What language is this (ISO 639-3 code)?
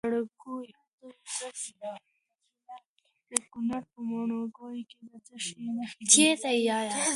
pus